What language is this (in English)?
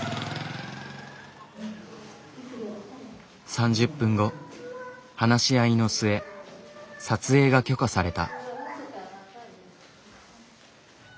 Japanese